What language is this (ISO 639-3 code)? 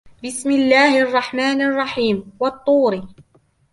ara